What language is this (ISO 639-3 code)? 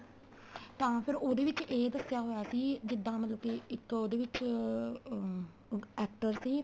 pan